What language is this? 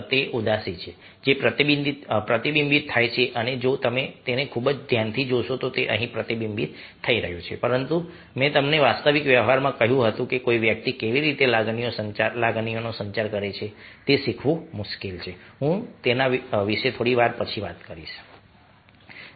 Gujarati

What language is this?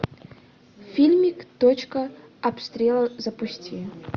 Russian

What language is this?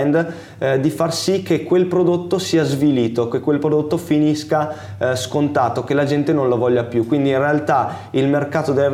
Italian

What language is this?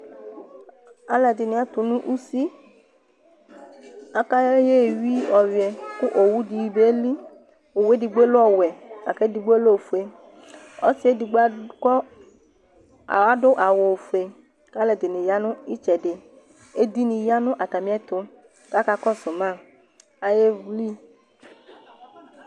Ikposo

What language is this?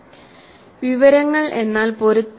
Malayalam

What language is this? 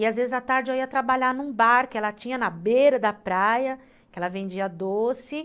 Portuguese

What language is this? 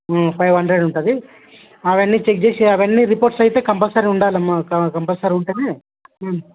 Telugu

